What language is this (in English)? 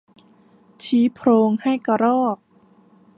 Thai